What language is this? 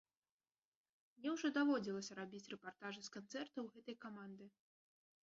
Belarusian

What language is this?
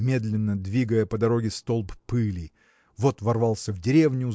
Russian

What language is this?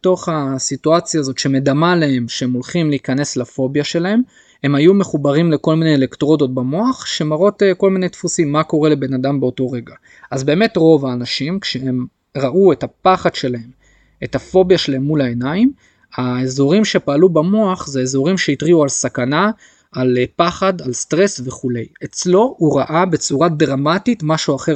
Hebrew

